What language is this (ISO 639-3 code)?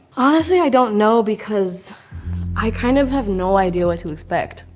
eng